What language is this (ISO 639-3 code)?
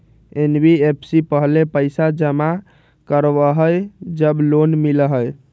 mag